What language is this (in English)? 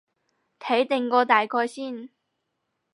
Cantonese